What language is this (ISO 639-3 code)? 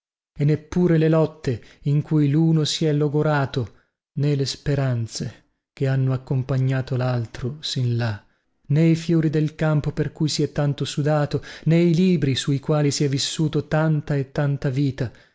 ita